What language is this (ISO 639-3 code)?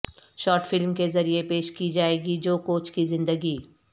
urd